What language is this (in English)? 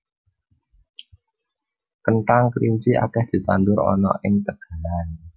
Javanese